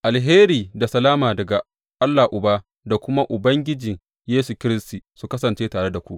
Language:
Hausa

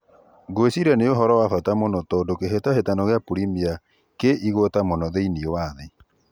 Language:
Kikuyu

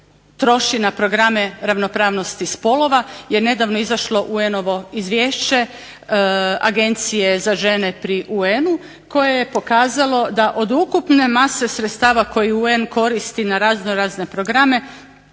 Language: Croatian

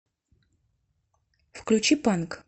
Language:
Russian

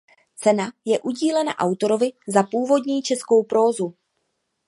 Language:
Czech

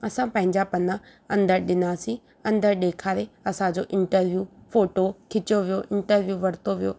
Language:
Sindhi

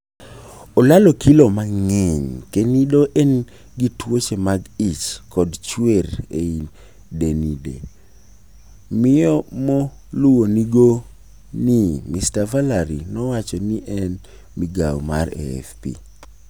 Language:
Luo (Kenya and Tanzania)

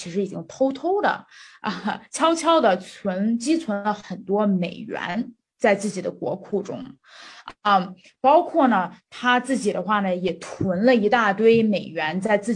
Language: Chinese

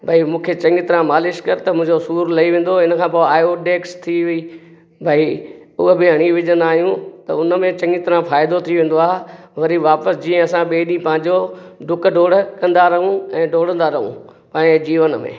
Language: Sindhi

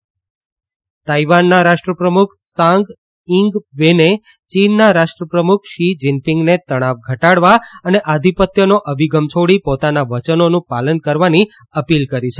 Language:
Gujarati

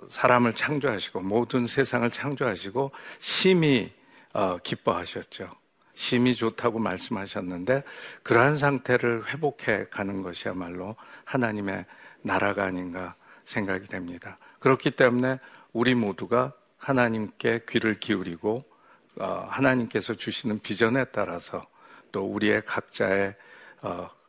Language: Korean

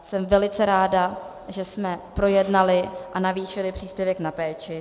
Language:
Czech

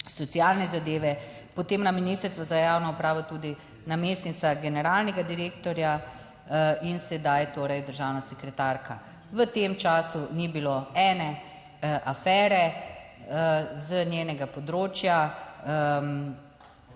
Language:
Slovenian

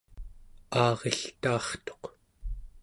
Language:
Central Yupik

